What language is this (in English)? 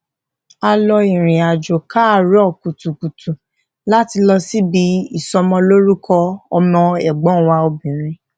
Yoruba